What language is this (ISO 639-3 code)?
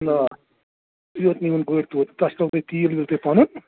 kas